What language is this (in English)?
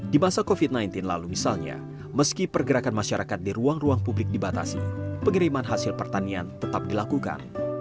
Indonesian